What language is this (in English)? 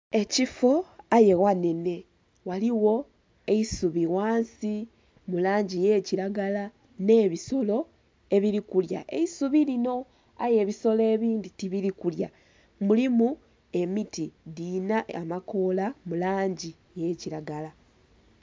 Soga